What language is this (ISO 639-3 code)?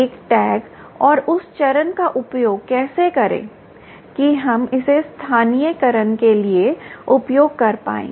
hin